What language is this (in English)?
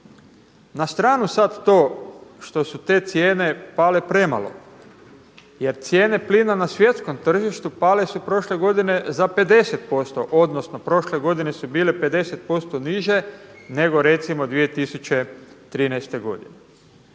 Croatian